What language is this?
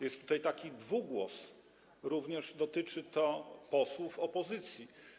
Polish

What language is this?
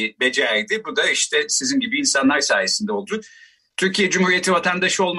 Turkish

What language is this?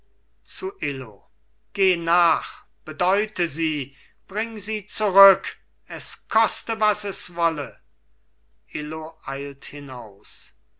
German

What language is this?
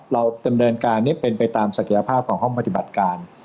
Thai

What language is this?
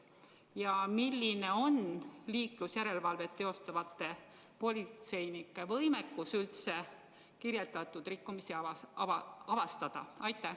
Estonian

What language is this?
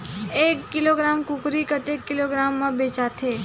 Chhattisgarhi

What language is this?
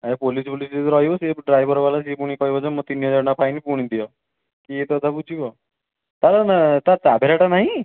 Odia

